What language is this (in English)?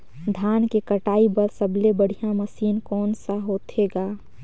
Chhattisgarhi